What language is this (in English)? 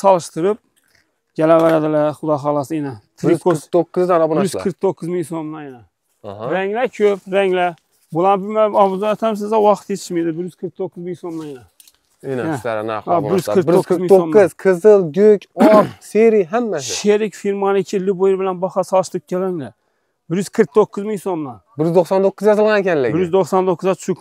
Turkish